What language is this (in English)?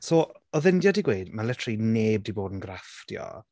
Welsh